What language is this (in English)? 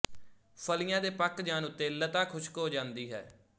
Punjabi